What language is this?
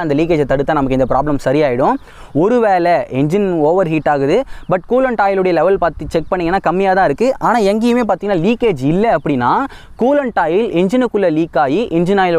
Tamil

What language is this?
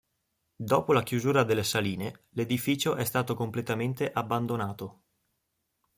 Italian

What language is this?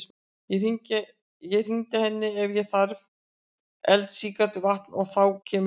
Icelandic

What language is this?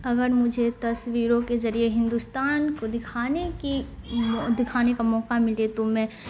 Urdu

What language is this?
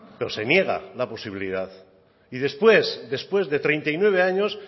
Spanish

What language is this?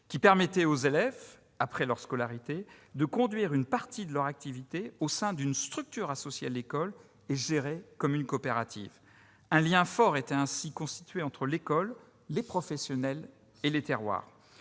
French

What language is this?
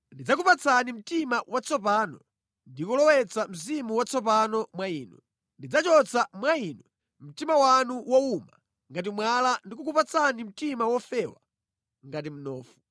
Nyanja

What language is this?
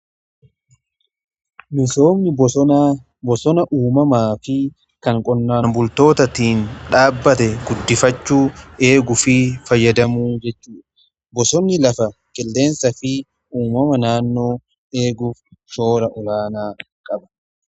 Oromo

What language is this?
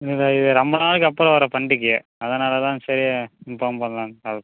Tamil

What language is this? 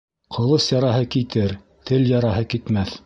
Bashkir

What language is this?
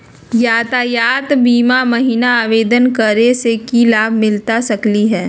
Magahi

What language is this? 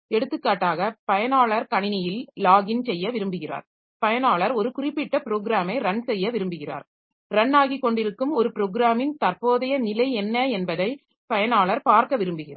Tamil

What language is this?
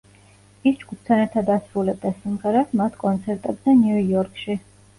Georgian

